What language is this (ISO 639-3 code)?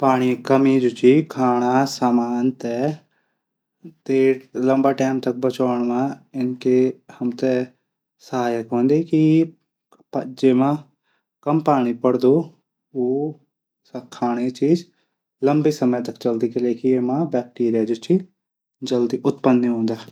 gbm